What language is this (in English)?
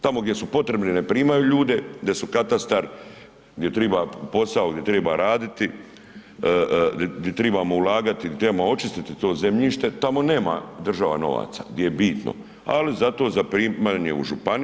Croatian